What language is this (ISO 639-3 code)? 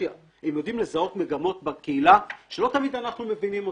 heb